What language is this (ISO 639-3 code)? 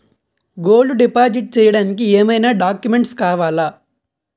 tel